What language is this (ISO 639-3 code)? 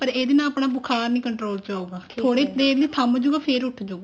pan